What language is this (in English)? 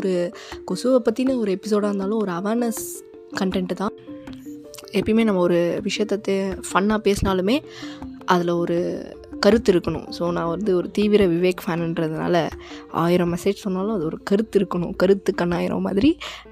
Tamil